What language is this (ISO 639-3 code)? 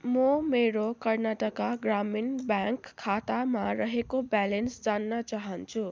nep